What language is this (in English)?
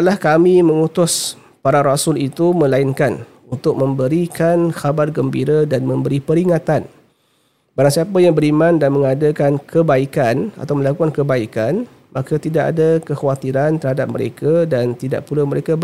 Malay